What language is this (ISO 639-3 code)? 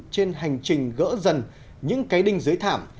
vie